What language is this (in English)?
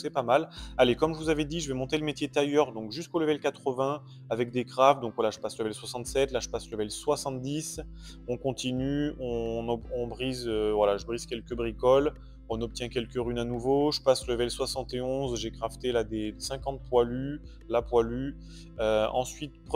French